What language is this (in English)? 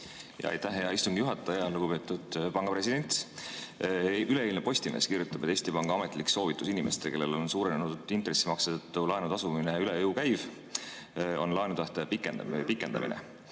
Estonian